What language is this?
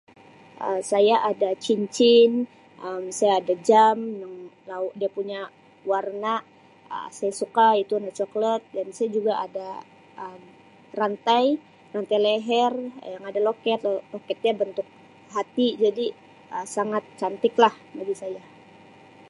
Sabah Malay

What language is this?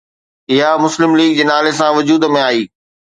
Sindhi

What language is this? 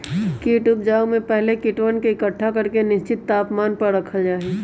Magahi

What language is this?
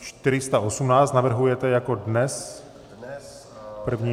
Czech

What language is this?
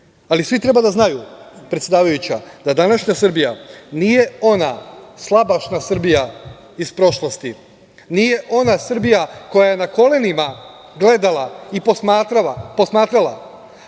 Serbian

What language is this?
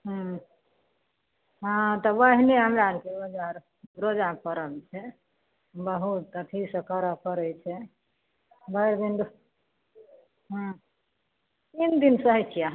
Maithili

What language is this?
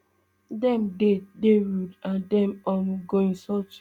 Nigerian Pidgin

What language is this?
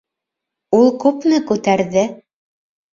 Bashkir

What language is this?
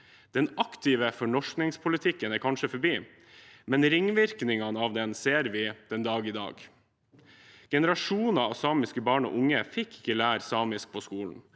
Norwegian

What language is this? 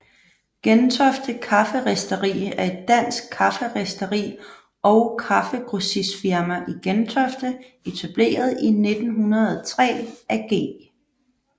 Danish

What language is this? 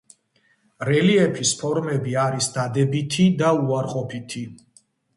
Georgian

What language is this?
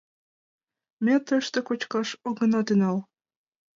Mari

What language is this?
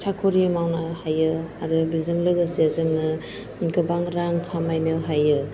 Bodo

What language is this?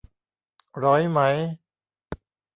Thai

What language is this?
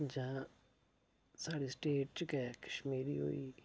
Dogri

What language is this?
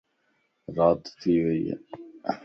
Lasi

